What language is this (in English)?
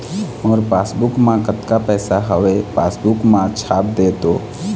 Chhattisgarhi